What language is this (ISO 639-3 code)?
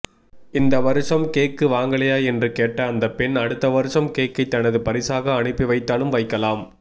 tam